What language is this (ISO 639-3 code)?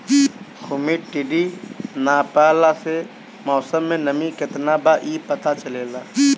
bho